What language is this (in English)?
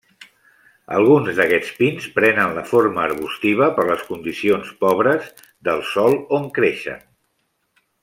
Catalan